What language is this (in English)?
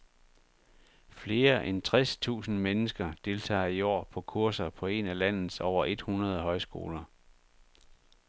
Danish